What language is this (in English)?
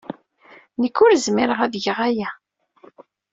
Kabyle